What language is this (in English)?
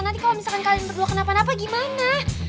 Indonesian